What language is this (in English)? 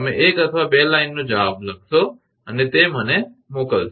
Gujarati